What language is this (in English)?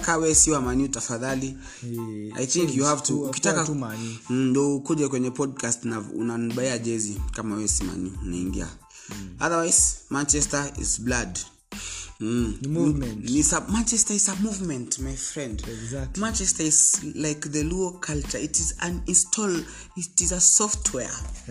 Swahili